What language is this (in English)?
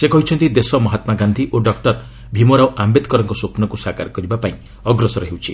Odia